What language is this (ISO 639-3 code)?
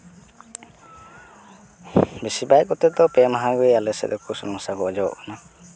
sat